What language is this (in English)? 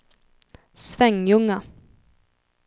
Swedish